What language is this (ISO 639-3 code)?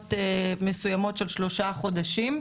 heb